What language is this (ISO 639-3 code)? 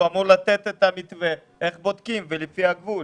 heb